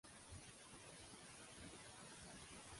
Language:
Catalan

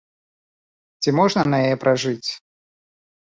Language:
Belarusian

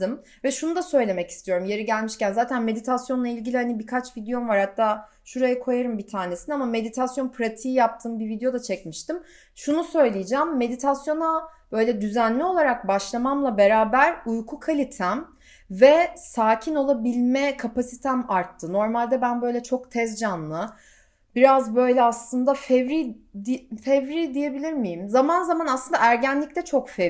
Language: Turkish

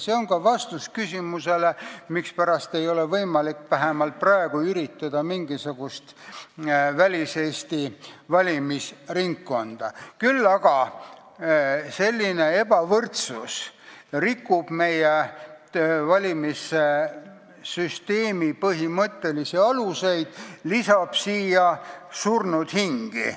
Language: Estonian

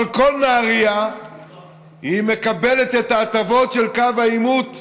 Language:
Hebrew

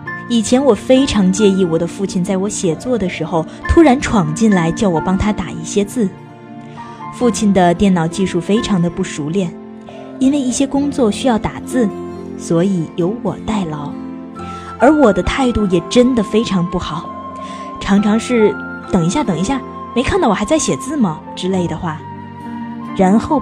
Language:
Chinese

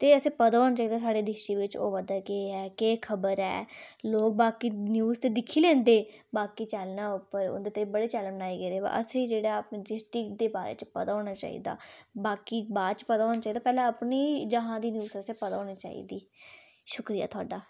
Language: Dogri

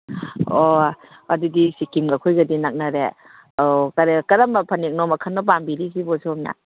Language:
Manipuri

